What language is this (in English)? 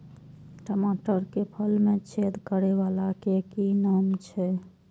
Maithili